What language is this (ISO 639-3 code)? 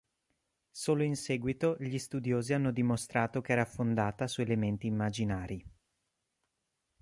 ita